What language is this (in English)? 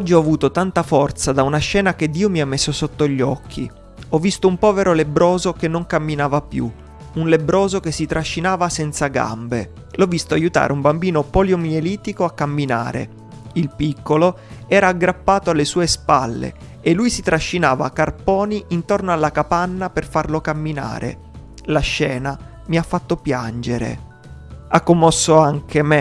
Italian